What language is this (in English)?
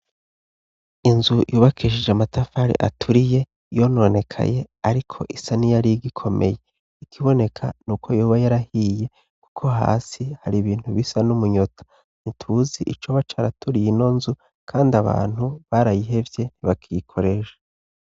Rundi